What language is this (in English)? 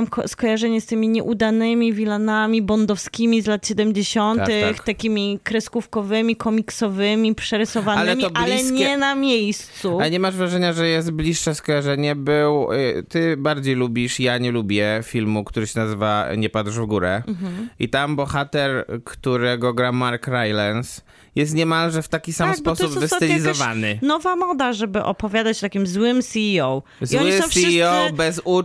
Polish